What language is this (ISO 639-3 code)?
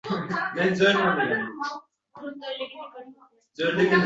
uzb